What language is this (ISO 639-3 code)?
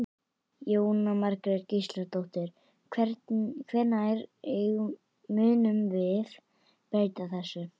isl